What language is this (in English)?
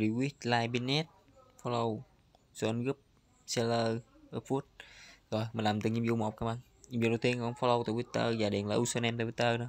Vietnamese